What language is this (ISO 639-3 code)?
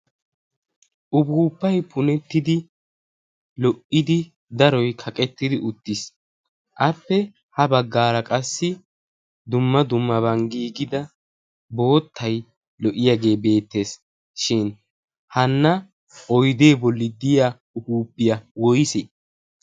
wal